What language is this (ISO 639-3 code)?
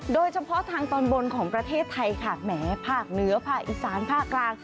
tha